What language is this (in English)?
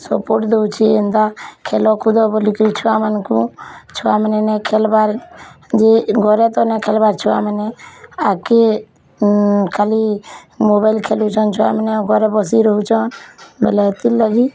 Odia